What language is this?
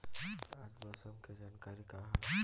Bhojpuri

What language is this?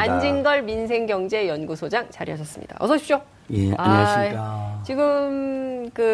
Korean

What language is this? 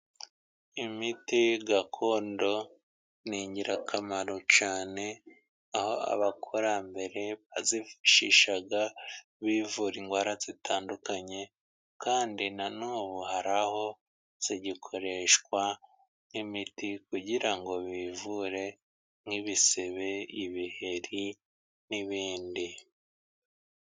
Kinyarwanda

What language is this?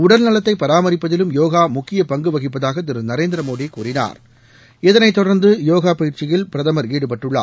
Tamil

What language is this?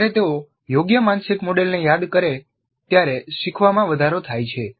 Gujarati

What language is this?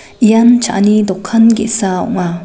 Garo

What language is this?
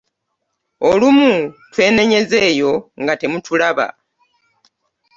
Ganda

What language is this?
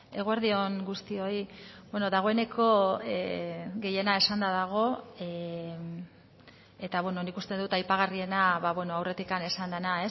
Basque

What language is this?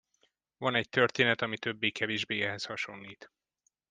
Hungarian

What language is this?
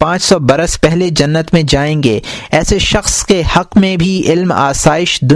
Urdu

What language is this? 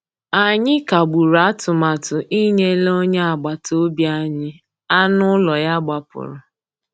Igbo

